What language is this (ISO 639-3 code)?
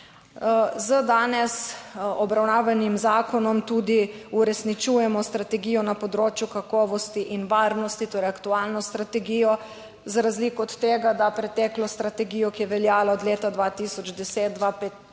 slv